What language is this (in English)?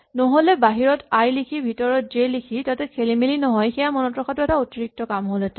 Assamese